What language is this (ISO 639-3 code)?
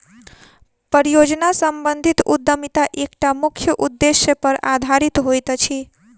mai